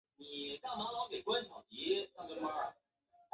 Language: Chinese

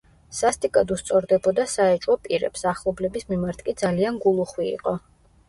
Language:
Georgian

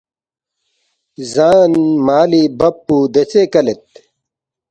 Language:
Balti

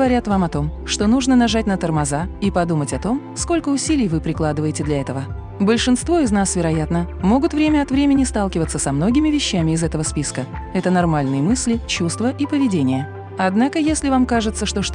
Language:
Russian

